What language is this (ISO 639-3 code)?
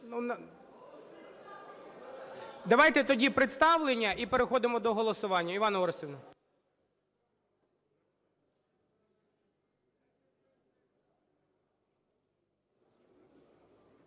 ukr